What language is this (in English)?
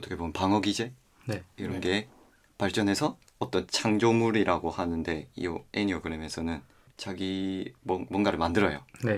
Korean